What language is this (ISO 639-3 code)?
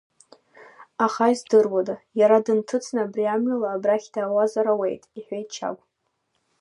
abk